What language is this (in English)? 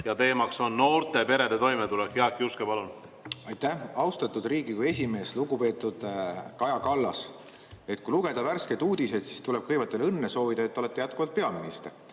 Estonian